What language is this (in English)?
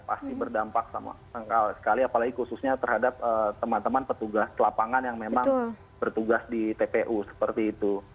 Indonesian